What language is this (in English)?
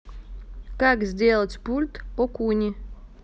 Russian